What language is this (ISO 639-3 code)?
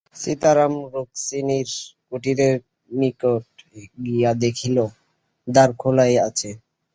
ben